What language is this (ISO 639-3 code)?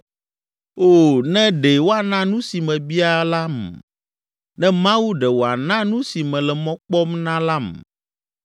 ewe